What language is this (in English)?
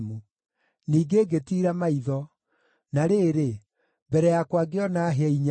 Kikuyu